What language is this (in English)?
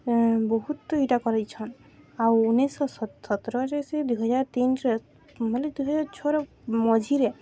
Odia